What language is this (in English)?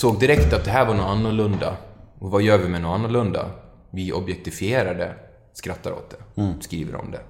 Swedish